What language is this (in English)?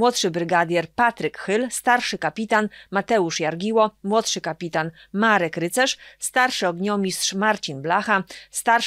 Polish